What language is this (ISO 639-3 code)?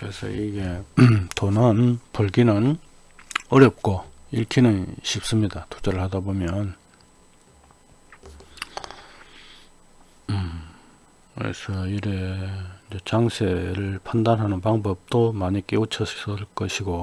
kor